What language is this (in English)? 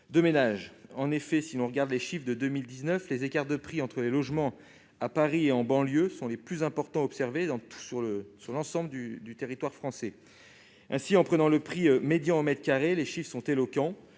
French